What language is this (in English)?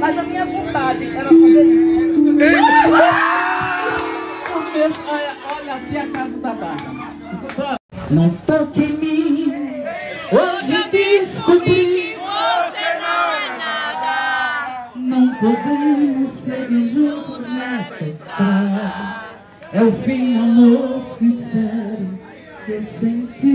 Portuguese